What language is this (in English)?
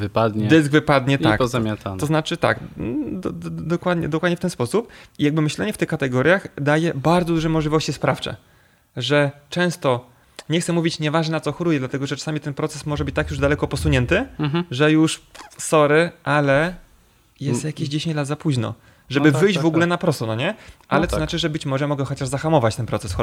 Polish